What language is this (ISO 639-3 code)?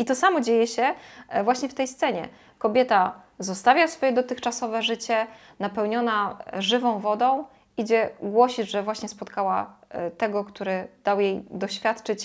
pol